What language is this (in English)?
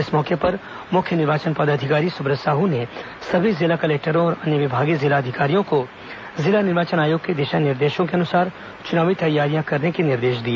Hindi